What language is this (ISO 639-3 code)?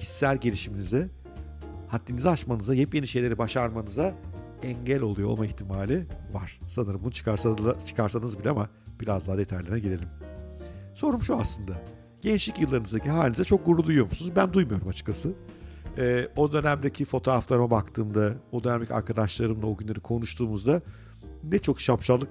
tur